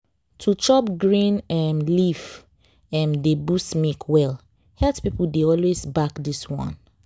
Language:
Nigerian Pidgin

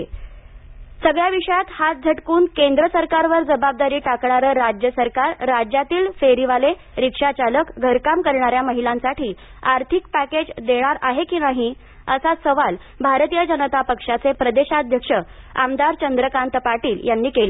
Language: Marathi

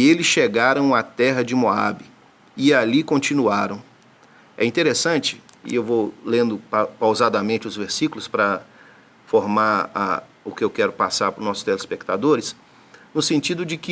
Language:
Portuguese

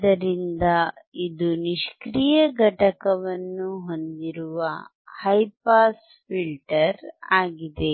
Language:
Kannada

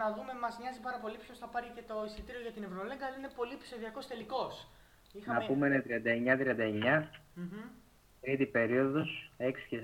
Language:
Greek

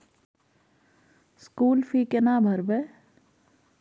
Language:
Maithili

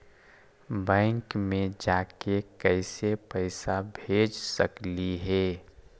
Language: Magahi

